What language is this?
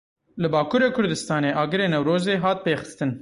Kurdish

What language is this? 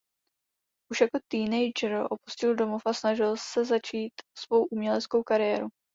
Czech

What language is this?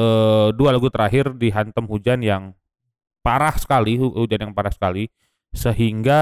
Indonesian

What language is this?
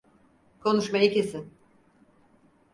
Turkish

